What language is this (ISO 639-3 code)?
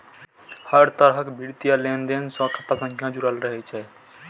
mai